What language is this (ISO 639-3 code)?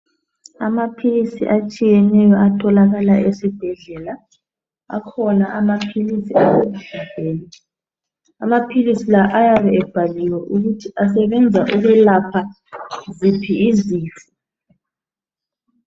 nde